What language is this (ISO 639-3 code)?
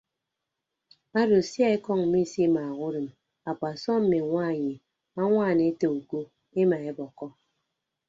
ibb